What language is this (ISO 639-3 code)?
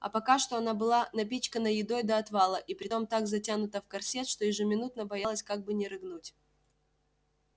rus